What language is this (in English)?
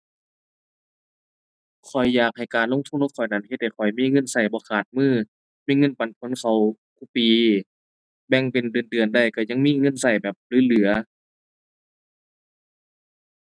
Thai